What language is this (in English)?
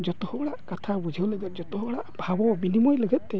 Santali